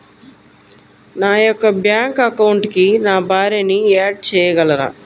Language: Telugu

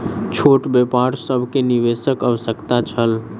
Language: Maithili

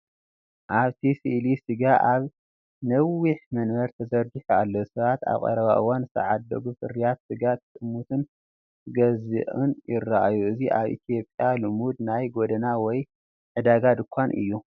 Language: Tigrinya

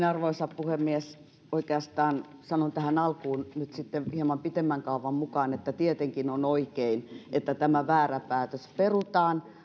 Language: Finnish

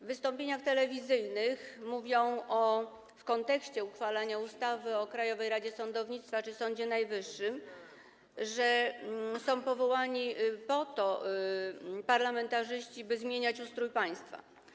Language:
Polish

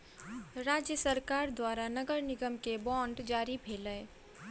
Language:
Maithili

